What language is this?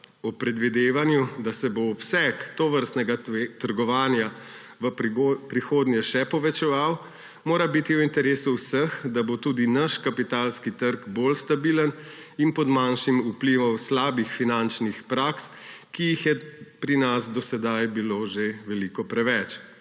Slovenian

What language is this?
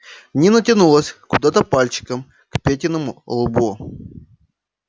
Russian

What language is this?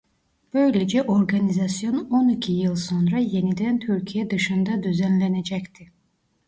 Turkish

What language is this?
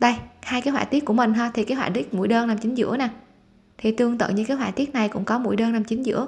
Vietnamese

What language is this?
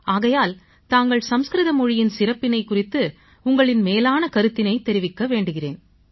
Tamil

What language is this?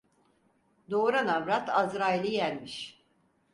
Turkish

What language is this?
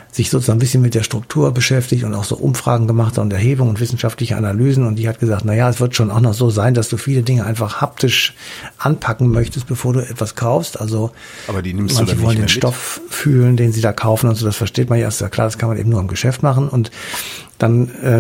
German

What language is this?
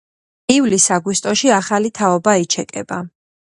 Georgian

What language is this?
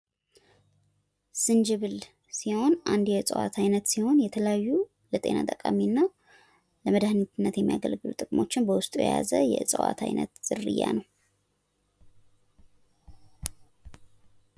Amharic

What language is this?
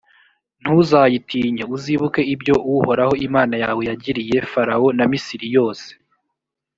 Kinyarwanda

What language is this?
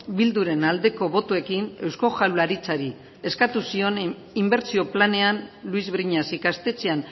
Basque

